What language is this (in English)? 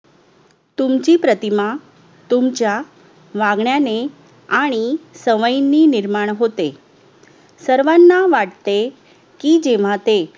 Marathi